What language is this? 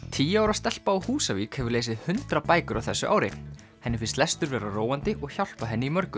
Icelandic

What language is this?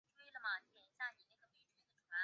Chinese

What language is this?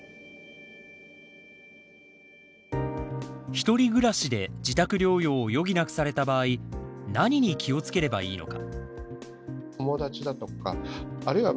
Japanese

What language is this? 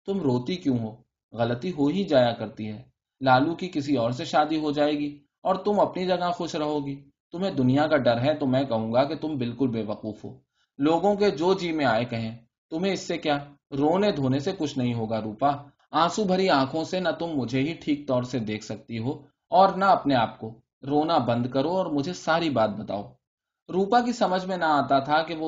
Urdu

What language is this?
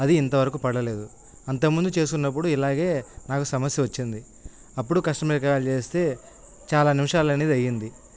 Telugu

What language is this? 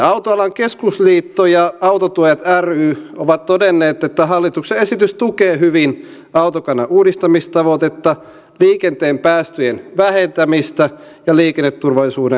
Finnish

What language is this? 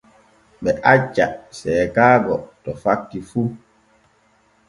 Borgu Fulfulde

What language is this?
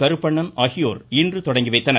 Tamil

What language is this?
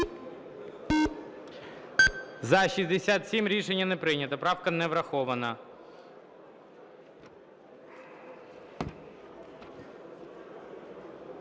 Ukrainian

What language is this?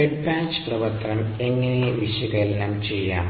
Malayalam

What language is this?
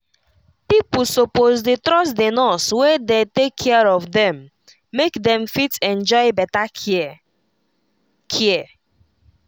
Nigerian Pidgin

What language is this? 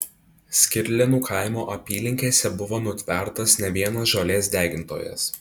Lithuanian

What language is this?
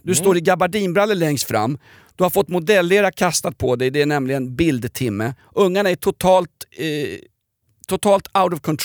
Swedish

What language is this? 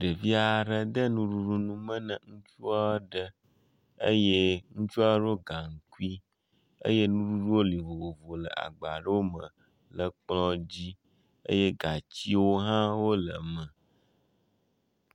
Ewe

